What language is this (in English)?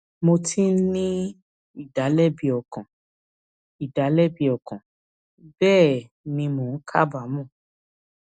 Yoruba